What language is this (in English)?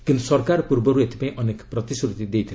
Odia